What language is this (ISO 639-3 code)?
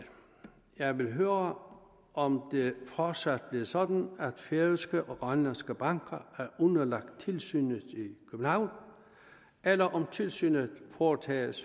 dan